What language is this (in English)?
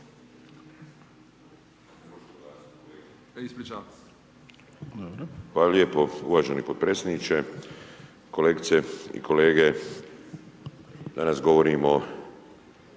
Croatian